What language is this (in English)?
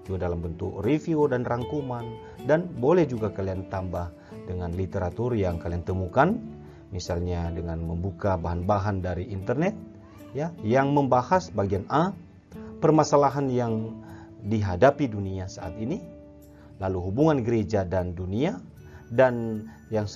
Indonesian